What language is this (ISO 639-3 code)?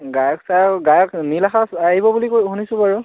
asm